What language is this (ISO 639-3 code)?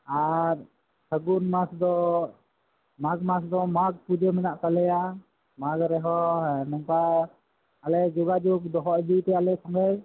sat